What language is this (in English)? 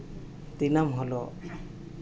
Santali